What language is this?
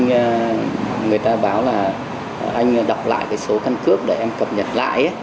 Vietnamese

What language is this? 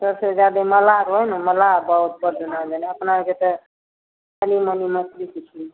Maithili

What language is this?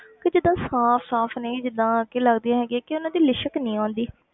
Punjabi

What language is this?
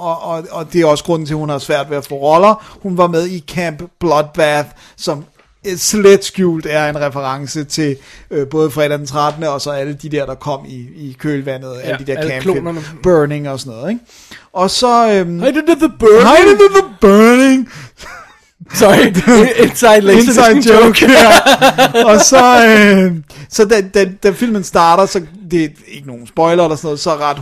Danish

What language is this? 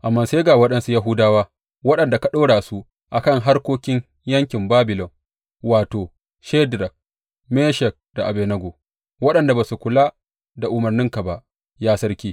Hausa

